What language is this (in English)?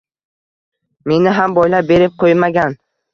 Uzbek